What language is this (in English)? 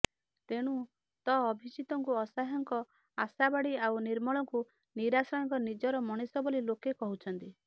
Odia